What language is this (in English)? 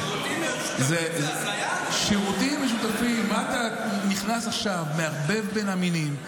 Hebrew